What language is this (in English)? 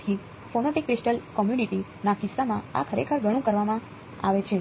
Gujarati